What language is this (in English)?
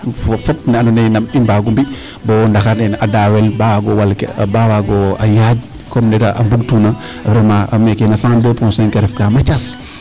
Serer